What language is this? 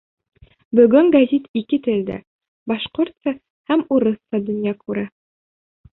Bashkir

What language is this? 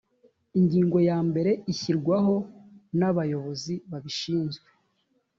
Kinyarwanda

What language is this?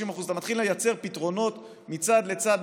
Hebrew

